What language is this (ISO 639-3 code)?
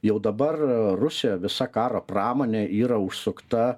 lit